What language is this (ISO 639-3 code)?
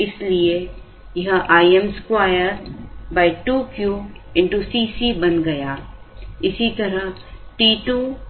hin